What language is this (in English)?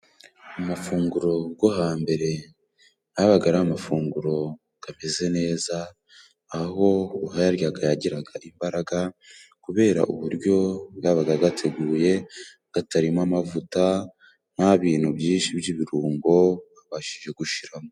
Kinyarwanda